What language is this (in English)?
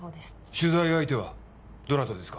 Japanese